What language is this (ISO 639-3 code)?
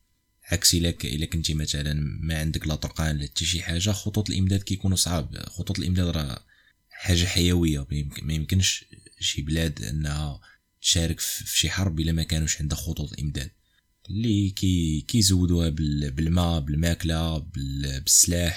ara